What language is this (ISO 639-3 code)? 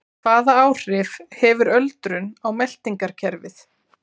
isl